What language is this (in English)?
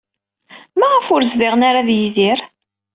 Kabyle